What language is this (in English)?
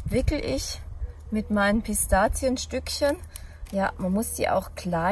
German